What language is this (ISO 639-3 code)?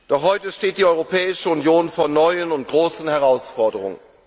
deu